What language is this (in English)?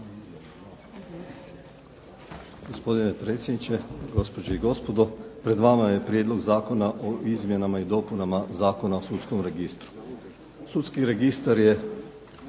Croatian